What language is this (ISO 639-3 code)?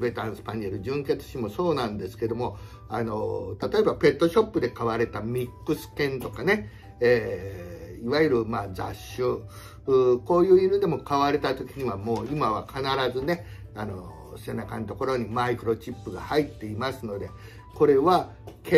jpn